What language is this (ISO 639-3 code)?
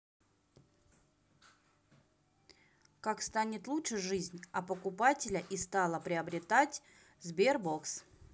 rus